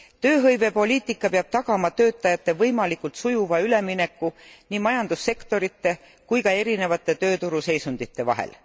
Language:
Estonian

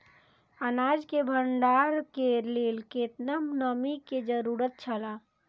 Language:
Maithili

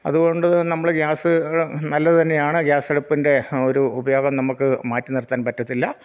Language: Malayalam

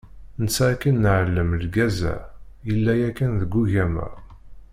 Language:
Kabyle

